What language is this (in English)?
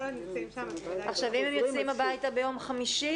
Hebrew